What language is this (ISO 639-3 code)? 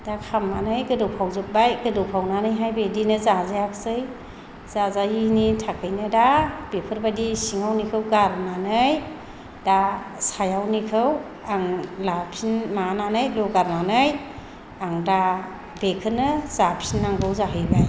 brx